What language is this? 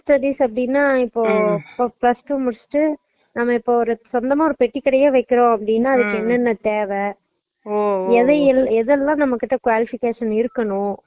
Tamil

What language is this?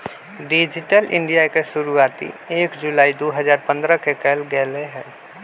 Magahi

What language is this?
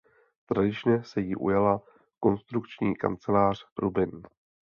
Czech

